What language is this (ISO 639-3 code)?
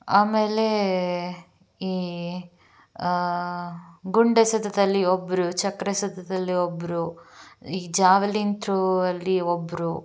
kan